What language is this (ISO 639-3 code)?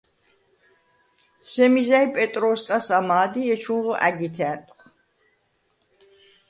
sva